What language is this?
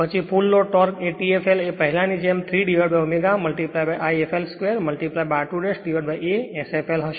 Gujarati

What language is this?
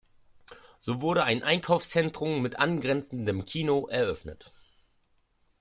German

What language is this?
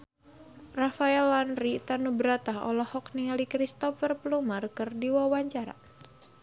Sundanese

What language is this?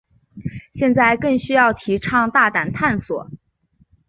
Chinese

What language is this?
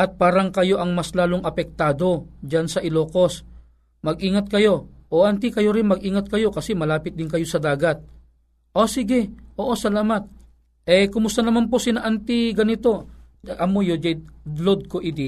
Filipino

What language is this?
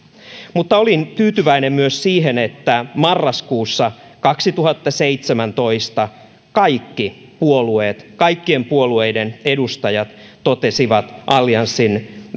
Finnish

